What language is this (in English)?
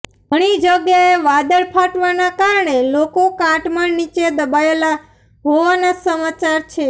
Gujarati